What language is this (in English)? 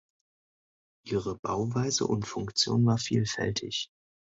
German